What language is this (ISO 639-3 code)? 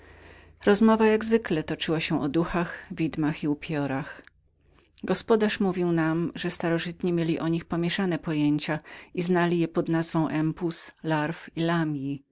pol